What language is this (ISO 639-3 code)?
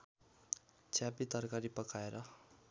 nep